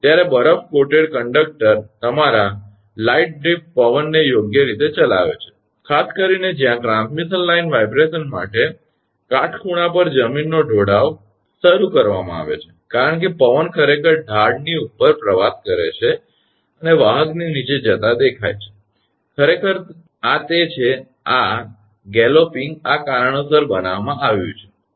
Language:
Gujarati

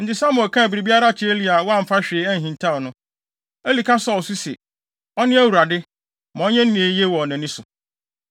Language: Akan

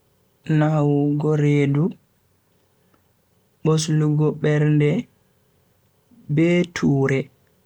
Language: Bagirmi Fulfulde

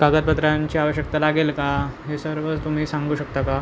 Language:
Marathi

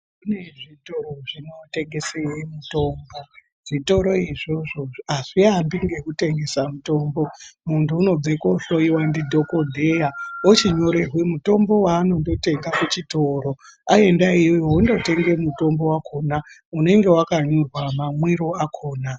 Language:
Ndau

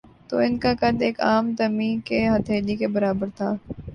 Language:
Urdu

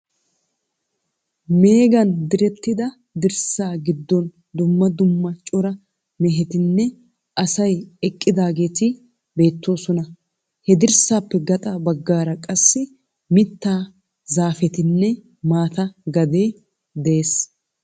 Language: Wolaytta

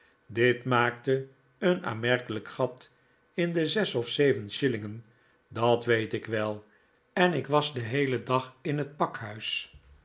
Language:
Dutch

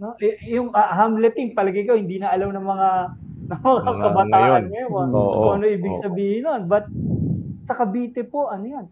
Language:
Filipino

